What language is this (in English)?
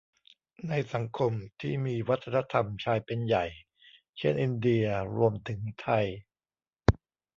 Thai